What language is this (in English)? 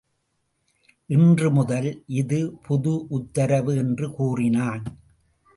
Tamil